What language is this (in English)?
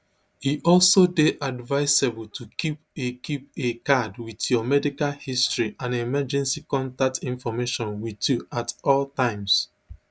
Nigerian Pidgin